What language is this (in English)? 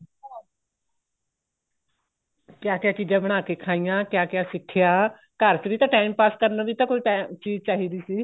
Punjabi